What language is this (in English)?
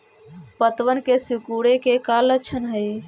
Magahi